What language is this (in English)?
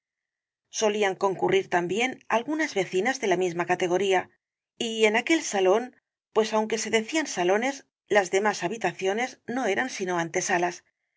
Spanish